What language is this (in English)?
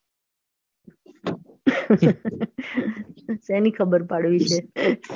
Gujarati